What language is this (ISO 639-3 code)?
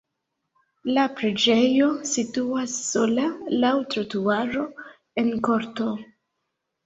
epo